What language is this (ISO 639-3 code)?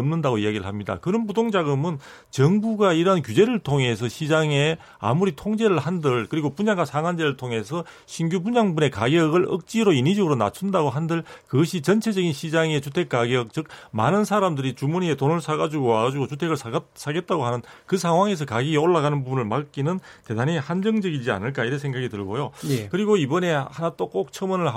kor